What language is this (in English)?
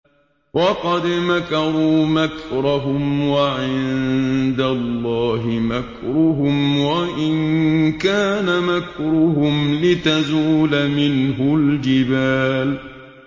Arabic